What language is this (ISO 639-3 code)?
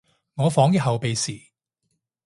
yue